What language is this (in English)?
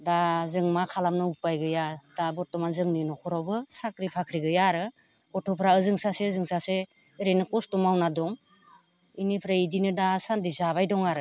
Bodo